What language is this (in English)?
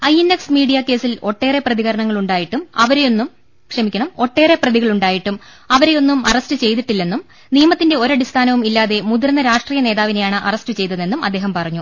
Malayalam